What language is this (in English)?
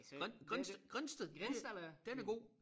Danish